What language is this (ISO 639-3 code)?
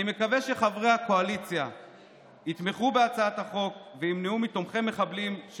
heb